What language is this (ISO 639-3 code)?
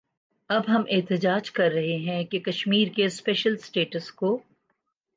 urd